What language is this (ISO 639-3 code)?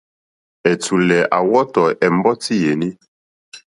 bri